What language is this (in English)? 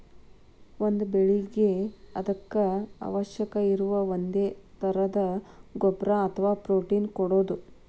Kannada